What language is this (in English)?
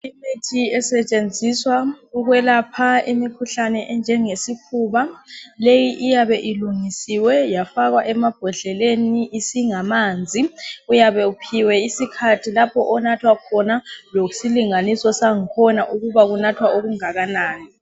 North Ndebele